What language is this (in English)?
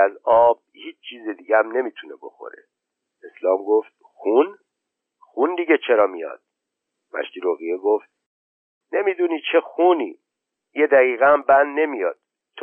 Persian